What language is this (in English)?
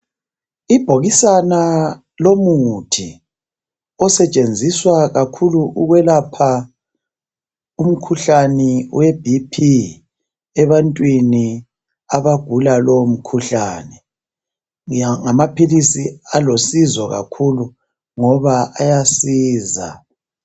North Ndebele